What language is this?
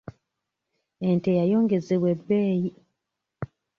Ganda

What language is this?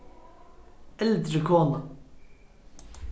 Faroese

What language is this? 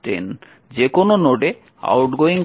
Bangla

